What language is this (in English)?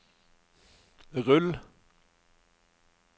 Norwegian